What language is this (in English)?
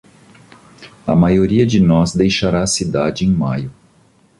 Portuguese